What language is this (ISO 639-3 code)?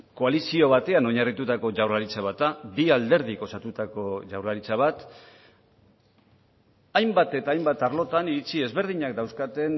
eus